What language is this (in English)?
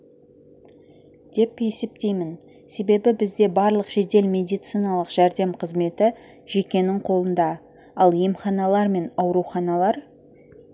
Kazakh